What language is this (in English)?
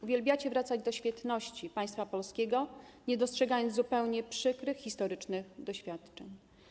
Polish